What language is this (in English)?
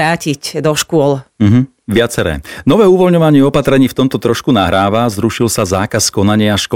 Slovak